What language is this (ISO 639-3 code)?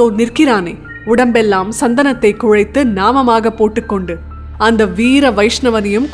tam